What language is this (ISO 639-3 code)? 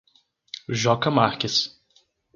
por